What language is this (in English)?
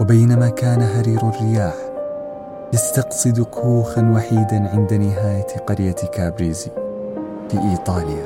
Arabic